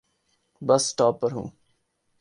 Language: Urdu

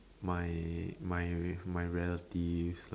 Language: English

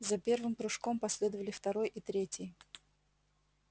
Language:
Russian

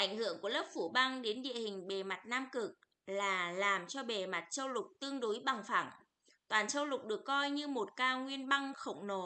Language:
Vietnamese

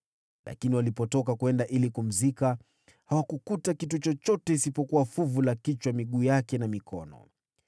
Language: Swahili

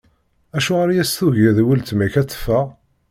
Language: Kabyle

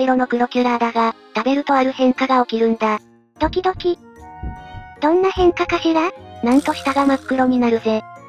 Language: Japanese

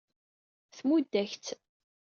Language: Kabyle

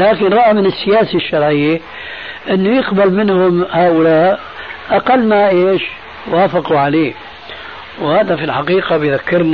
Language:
Arabic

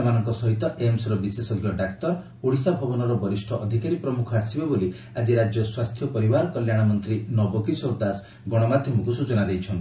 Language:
Odia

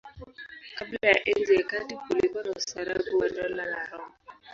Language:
Swahili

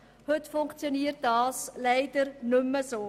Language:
Swiss German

